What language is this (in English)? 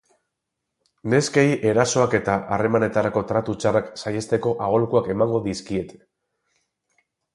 Basque